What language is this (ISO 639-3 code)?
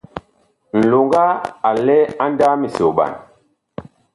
bkh